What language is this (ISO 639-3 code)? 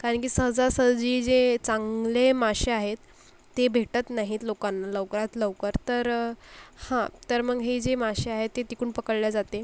mar